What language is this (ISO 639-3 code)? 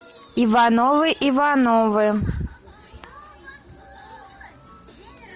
rus